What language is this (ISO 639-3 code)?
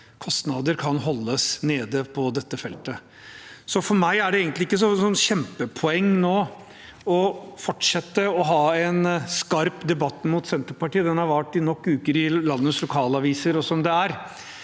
nor